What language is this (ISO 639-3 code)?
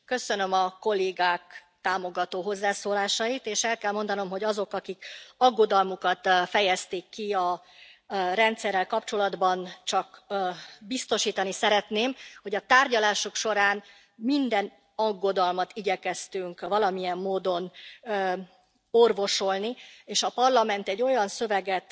hun